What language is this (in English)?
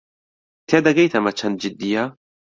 Central Kurdish